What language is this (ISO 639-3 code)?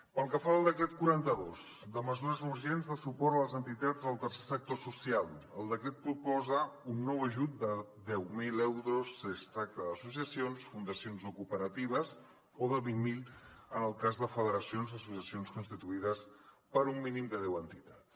cat